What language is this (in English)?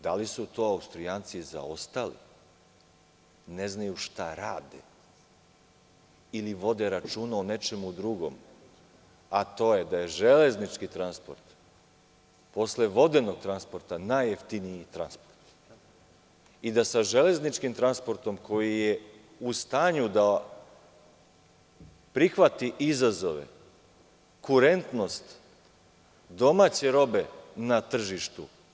Serbian